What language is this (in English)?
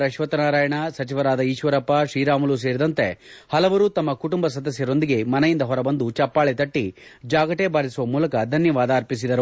Kannada